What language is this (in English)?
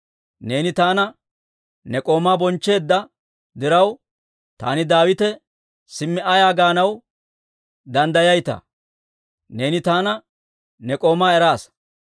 Dawro